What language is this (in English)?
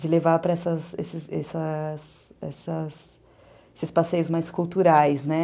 Portuguese